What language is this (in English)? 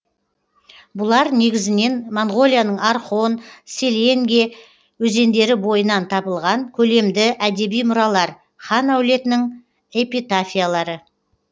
Kazakh